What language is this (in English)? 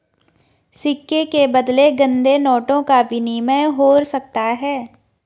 Hindi